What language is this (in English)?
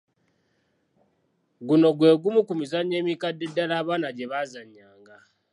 Ganda